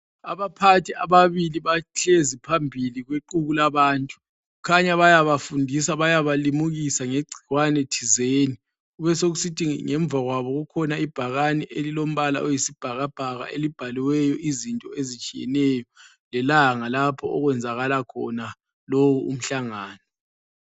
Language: North Ndebele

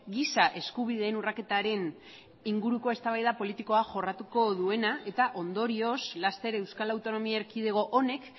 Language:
Basque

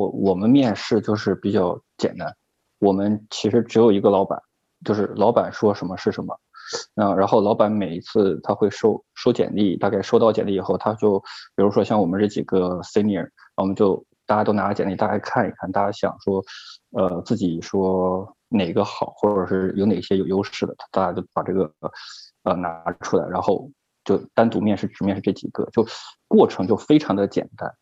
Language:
Chinese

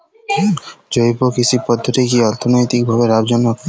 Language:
Bangla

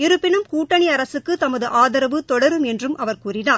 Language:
Tamil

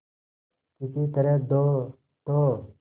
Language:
Hindi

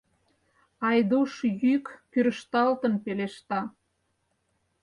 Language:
Mari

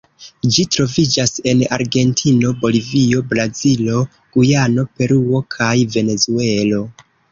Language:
Esperanto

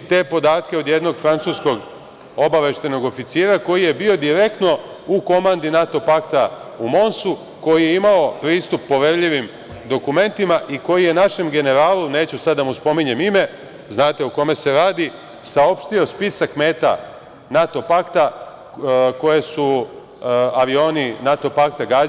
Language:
Serbian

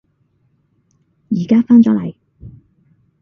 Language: Cantonese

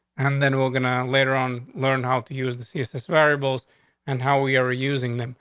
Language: English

